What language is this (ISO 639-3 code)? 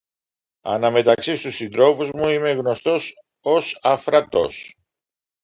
ell